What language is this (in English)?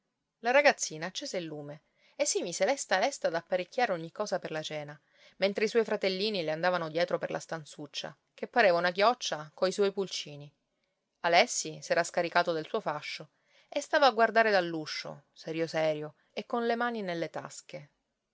Italian